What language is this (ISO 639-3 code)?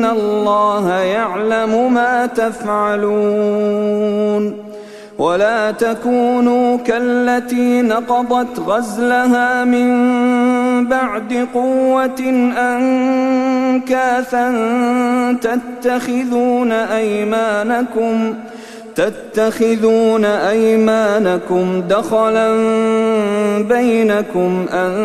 ara